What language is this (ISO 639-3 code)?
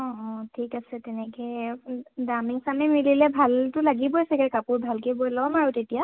asm